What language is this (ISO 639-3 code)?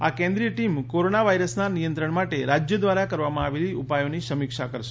guj